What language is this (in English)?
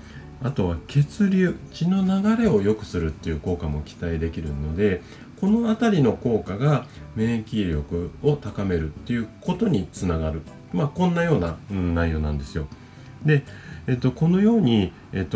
Japanese